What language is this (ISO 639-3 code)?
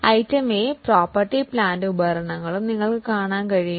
mal